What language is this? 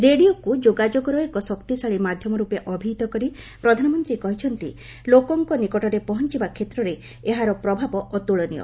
Odia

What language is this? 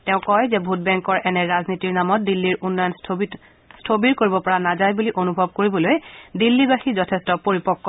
Assamese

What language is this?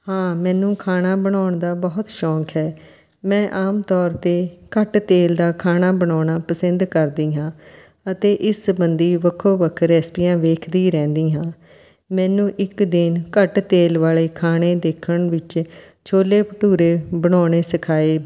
Punjabi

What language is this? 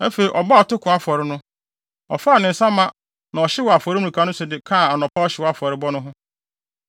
Akan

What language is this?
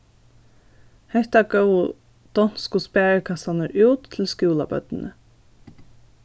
Faroese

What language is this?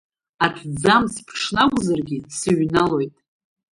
Abkhazian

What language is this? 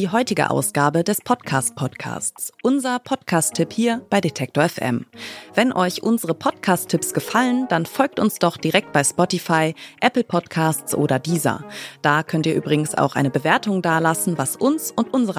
German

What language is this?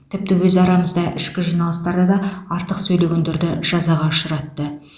Kazakh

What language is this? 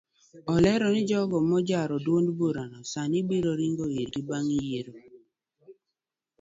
Luo (Kenya and Tanzania)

